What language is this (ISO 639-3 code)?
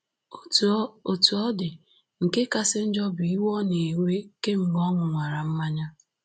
ibo